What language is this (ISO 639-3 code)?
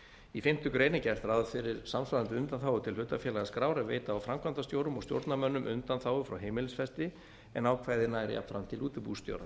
isl